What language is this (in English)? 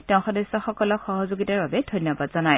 Assamese